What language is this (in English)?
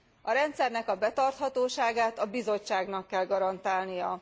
Hungarian